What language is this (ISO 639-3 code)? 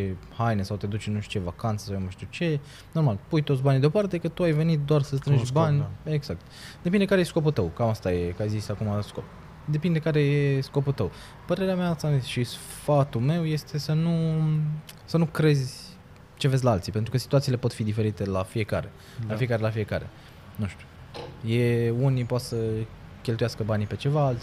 ron